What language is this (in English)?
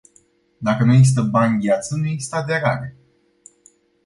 Romanian